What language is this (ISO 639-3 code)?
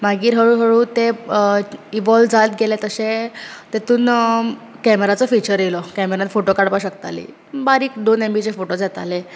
kok